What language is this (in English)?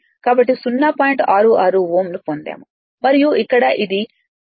Telugu